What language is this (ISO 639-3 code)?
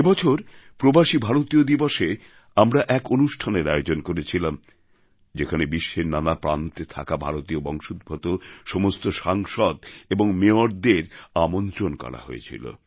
ben